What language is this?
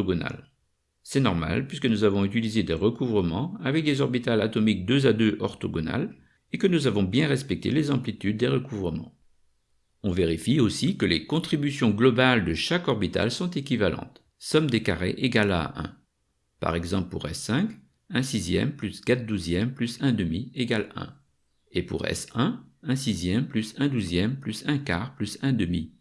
French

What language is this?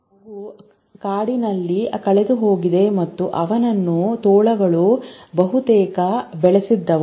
Kannada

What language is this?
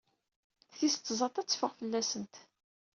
Kabyle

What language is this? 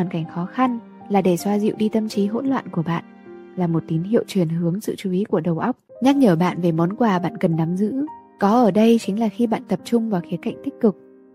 Vietnamese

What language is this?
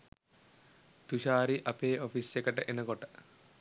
Sinhala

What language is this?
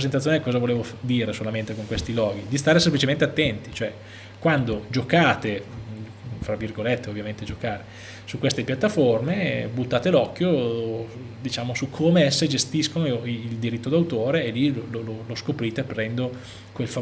Italian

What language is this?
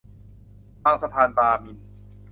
Thai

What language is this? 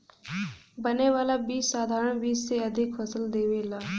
Bhojpuri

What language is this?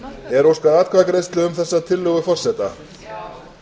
Icelandic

